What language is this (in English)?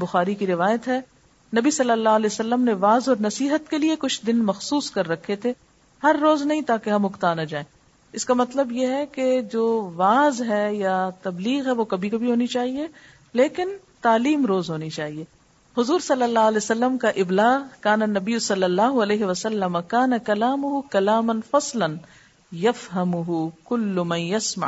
Urdu